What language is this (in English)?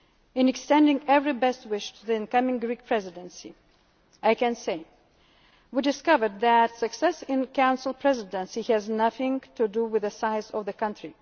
English